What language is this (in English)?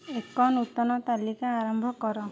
Odia